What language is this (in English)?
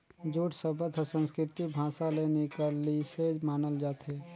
Chhattisgarhi